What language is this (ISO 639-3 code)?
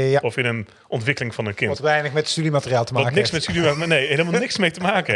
nld